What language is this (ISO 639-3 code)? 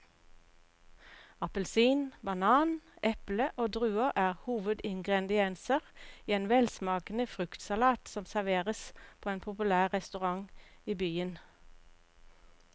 nor